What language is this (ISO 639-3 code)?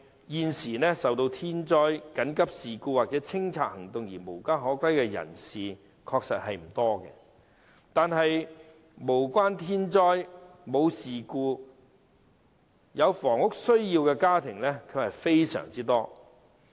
yue